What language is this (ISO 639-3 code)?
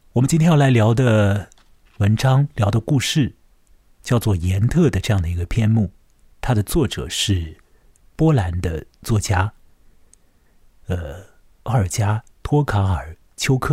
zho